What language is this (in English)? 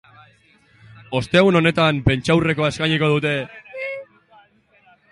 Basque